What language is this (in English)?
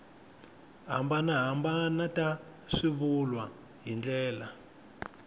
Tsonga